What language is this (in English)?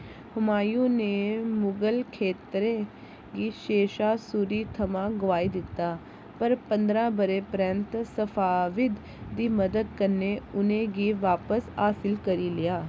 Dogri